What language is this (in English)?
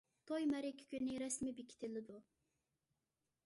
Uyghur